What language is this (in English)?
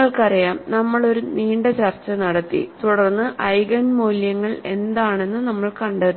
Malayalam